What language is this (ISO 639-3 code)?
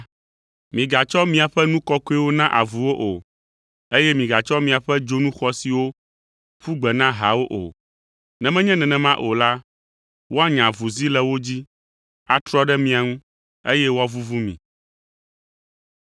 ewe